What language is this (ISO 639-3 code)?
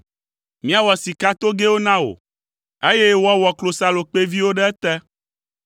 ewe